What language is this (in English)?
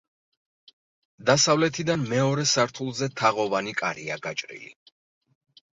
Georgian